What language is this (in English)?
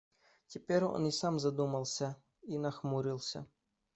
Russian